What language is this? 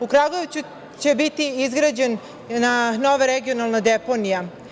Serbian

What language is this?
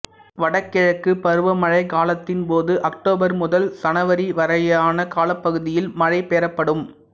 Tamil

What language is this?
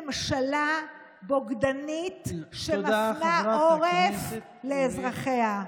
Hebrew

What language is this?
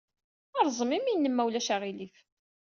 Kabyle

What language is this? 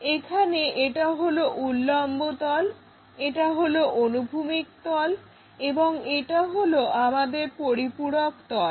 Bangla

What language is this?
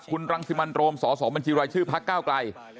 Thai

